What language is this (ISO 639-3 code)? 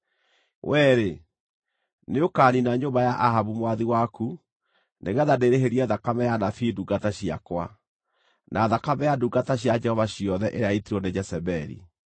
kik